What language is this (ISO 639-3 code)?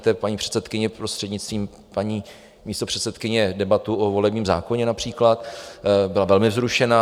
ces